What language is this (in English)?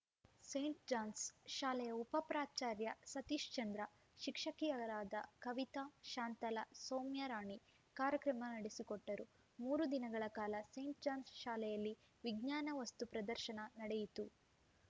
Kannada